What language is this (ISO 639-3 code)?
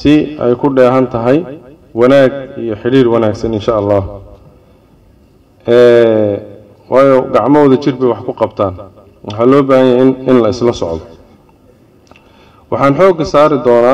ara